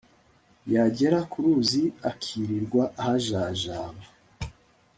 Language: Kinyarwanda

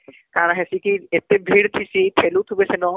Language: Odia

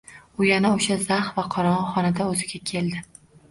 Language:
Uzbek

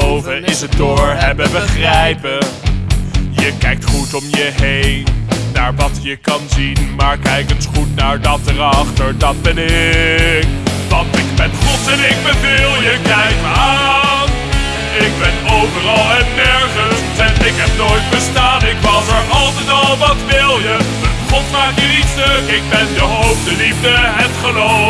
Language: Dutch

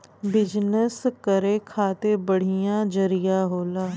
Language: Bhojpuri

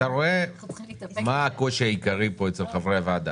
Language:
Hebrew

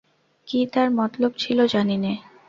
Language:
Bangla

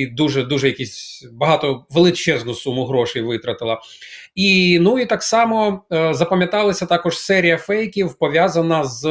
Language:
Ukrainian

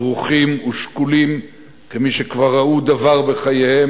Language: Hebrew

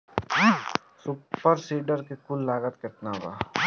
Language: Bhojpuri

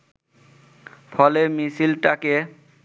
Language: Bangla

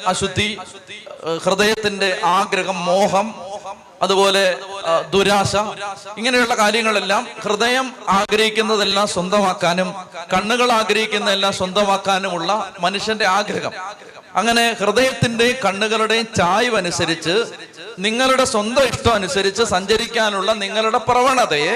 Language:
Malayalam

